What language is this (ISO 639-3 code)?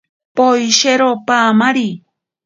prq